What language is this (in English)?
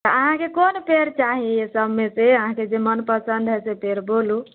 Maithili